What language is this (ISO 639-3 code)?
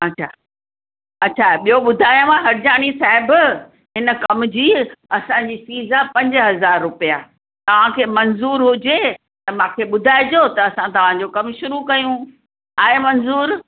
snd